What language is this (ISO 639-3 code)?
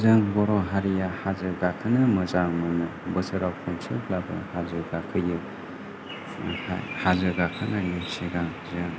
brx